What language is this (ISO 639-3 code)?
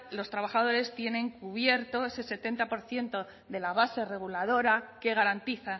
spa